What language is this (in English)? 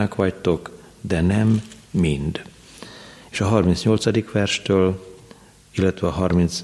Hungarian